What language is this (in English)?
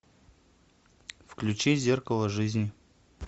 Russian